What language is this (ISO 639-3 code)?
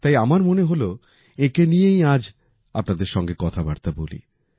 ben